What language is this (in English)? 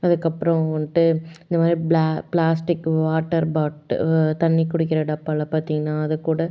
Tamil